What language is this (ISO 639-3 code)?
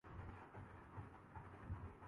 urd